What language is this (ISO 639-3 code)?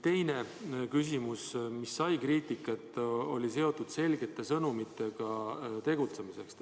est